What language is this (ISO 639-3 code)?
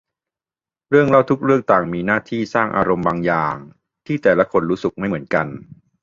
tha